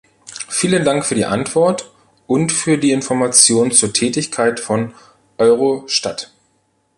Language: German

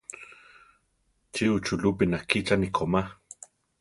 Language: Central Tarahumara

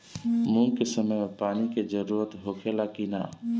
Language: Bhojpuri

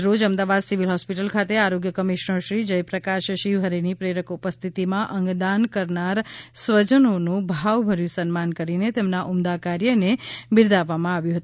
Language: Gujarati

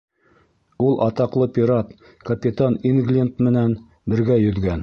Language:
Bashkir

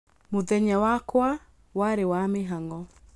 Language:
Kikuyu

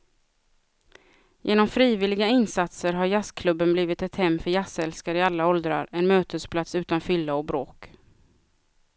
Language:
Swedish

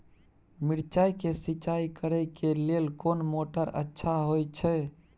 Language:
Maithili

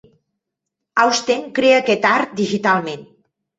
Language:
Catalan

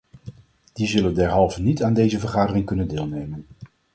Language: Dutch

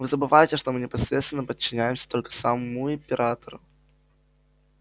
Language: Russian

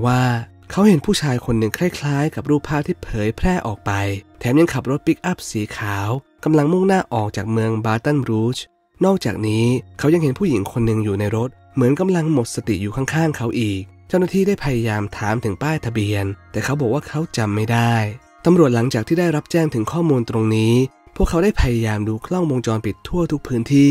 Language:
Thai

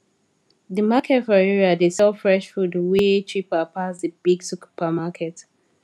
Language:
Nigerian Pidgin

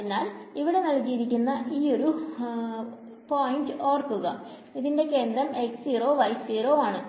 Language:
Malayalam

